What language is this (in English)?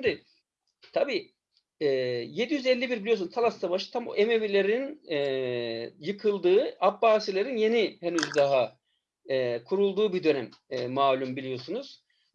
Turkish